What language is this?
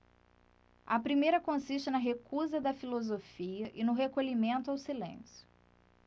Portuguese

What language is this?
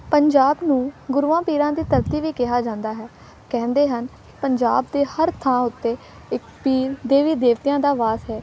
Punjabi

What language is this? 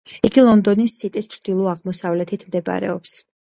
Georgian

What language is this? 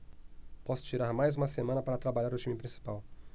Portuguese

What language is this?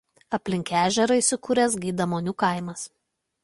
Lithuanian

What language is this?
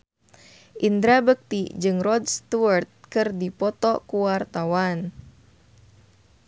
Sundanese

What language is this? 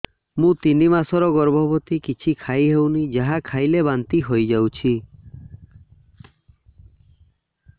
Odia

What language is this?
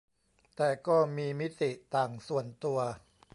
Thai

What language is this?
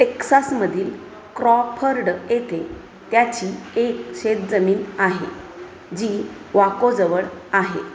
Marathi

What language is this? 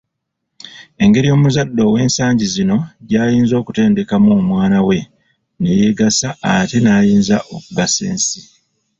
Ganda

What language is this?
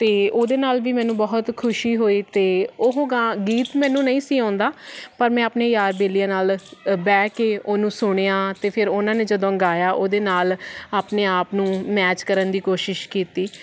Punjabi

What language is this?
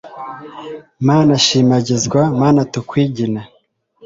Kinyarwanda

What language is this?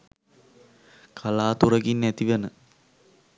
Sinhala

